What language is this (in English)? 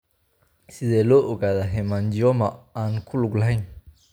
Somali